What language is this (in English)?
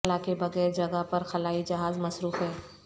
Urdu